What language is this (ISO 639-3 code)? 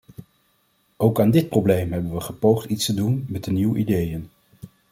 nld